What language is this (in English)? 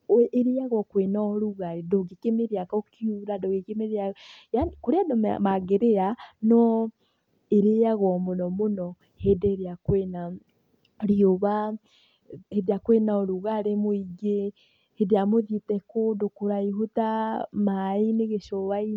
Kikuyu